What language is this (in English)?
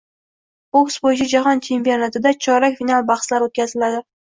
Uzbek